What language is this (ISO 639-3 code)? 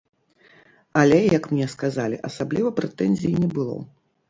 bel